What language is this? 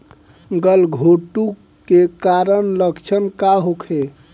Bhojpuri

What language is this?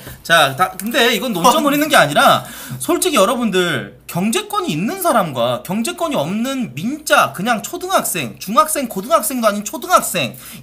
Korean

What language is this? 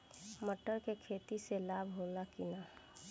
Bhojpuri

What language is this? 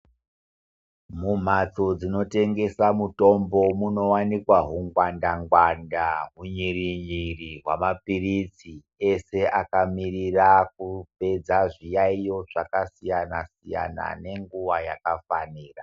Ndau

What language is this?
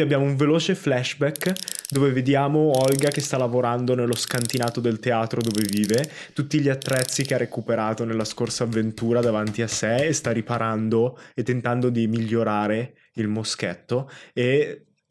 Italian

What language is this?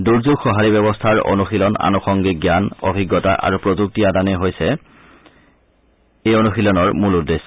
Assamese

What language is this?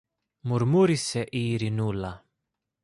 Greek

